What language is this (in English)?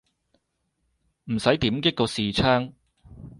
Cantonese